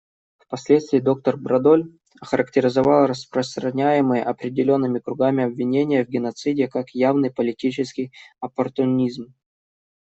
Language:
Russian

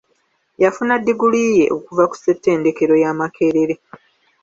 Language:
Ganda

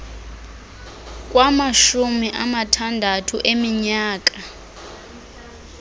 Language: Xhosa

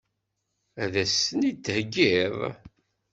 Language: Kabyle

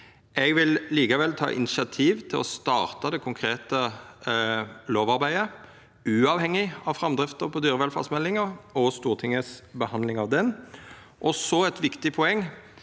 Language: Norwegian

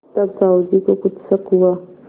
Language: Hindi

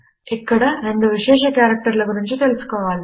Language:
Telugu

